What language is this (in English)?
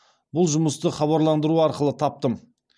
Kazakh